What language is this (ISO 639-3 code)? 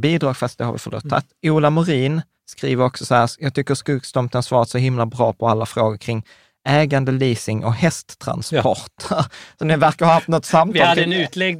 swe